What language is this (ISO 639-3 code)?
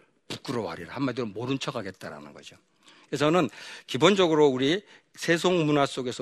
kor